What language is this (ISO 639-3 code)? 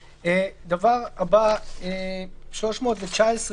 heb